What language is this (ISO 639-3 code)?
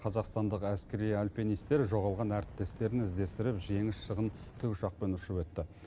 kaz